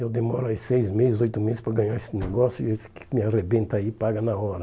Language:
Portuguese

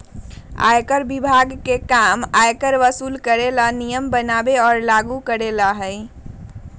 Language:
Magahi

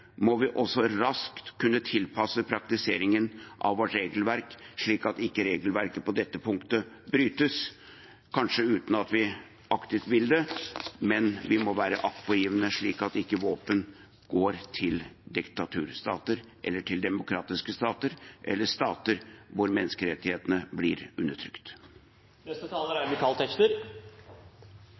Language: Norwegian Bokmål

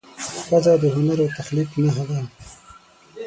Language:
Pashto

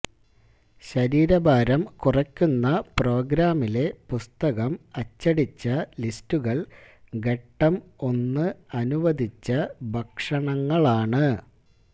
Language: Malayalam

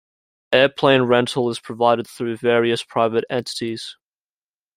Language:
English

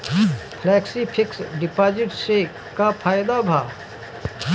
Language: Bhojpuri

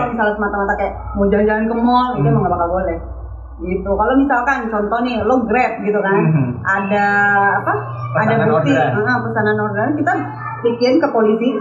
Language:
Indonesian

